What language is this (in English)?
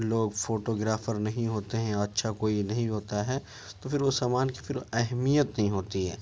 Urdu